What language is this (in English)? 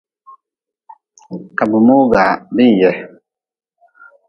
Nawdm